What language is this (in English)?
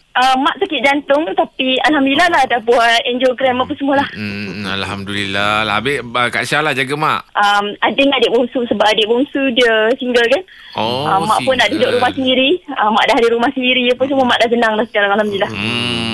Malay